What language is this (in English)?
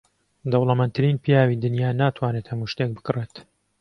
Central Kurdish